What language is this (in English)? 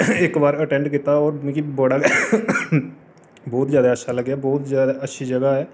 Dogri